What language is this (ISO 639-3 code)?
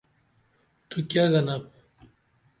dml